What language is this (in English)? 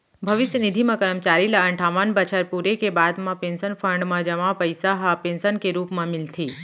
Chhattisgarhi